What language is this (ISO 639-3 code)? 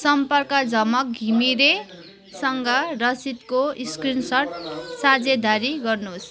nep